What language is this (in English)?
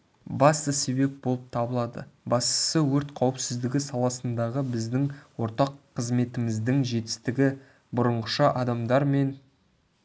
Kazakh